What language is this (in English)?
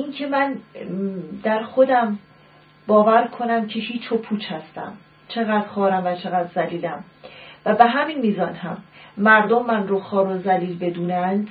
Persian